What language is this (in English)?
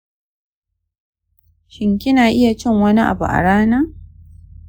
Hausa